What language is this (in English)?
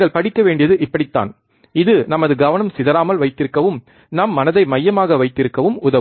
Tamil